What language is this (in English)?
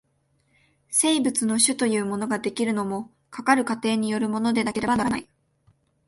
Japanese